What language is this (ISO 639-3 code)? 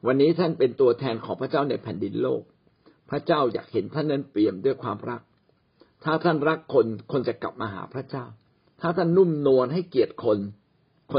tha